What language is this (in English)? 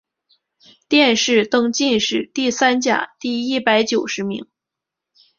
Chinese